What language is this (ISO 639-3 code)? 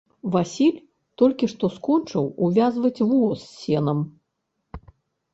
bel